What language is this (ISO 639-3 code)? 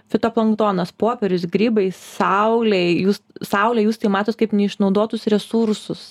lit